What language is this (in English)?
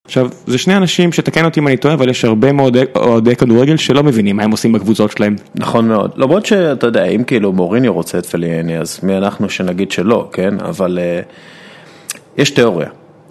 Hebrew